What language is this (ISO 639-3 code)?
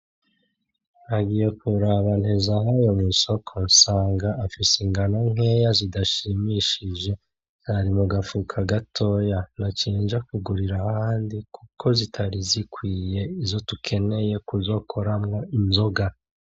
run